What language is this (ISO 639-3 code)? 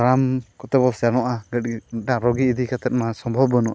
sat